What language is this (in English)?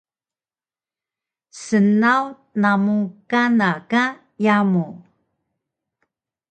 Taroko